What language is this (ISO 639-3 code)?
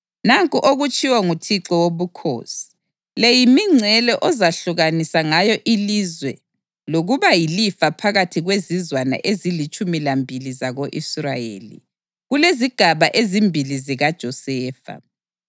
nde